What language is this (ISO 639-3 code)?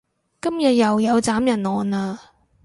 yue